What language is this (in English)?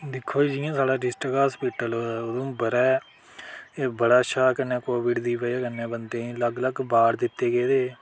Dogri